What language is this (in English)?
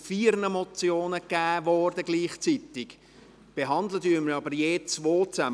Swiss German